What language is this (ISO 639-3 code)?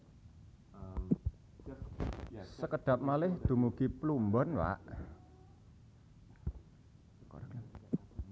jav